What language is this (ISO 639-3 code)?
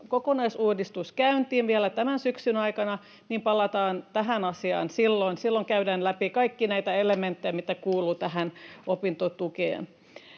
fin